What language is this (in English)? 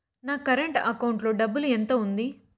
Telugu